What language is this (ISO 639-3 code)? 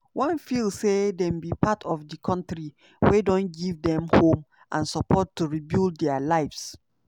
pcm